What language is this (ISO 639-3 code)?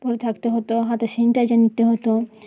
ben